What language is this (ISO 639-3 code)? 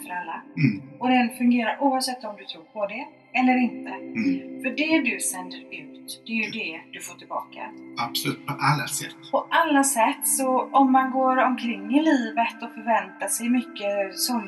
swe